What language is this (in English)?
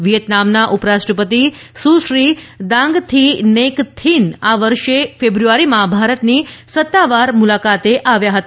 Gujarati